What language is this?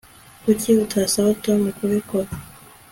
Kinyarwanda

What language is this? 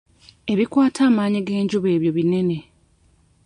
Ganda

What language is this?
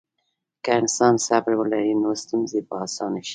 Pashto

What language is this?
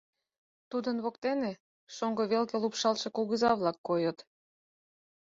Mari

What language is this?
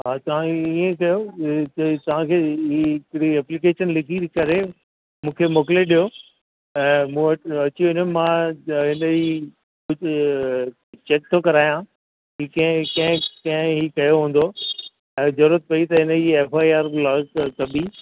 Sindhi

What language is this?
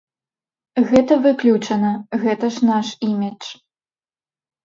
Belarusian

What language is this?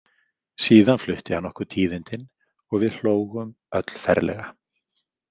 Icelandic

